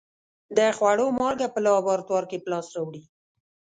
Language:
Pashto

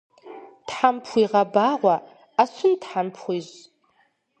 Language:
Kabardian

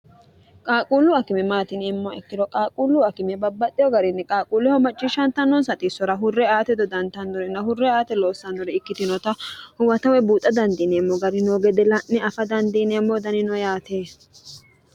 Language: Sidamo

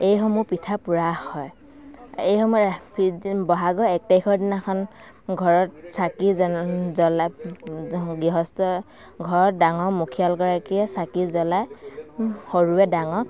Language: Assamese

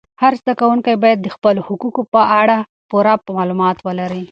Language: Pashto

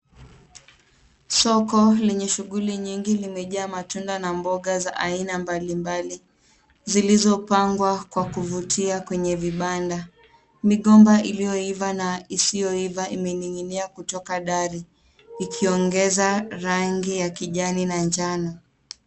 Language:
Swahili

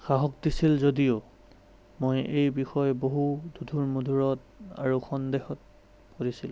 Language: Assamese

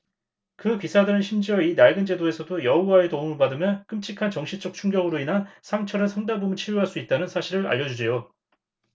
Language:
Korean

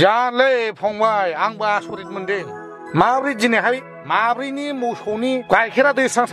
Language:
Thai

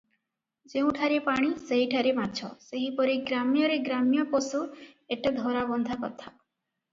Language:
Odia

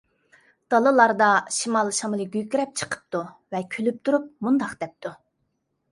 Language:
Uyghur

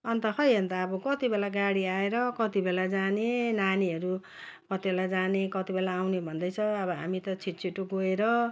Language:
Nepali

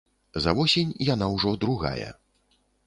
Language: Belarusian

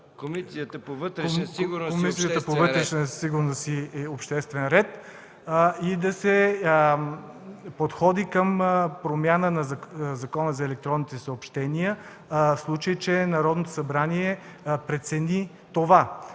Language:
Bulgarian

